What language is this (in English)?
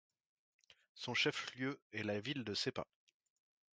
French